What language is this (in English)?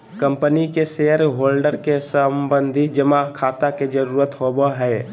Magahi